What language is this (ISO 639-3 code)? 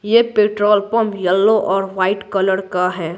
hin